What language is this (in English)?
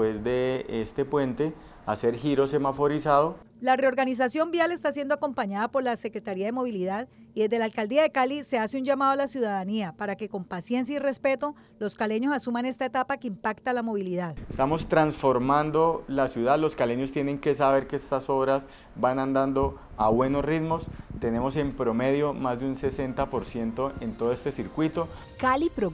Spanish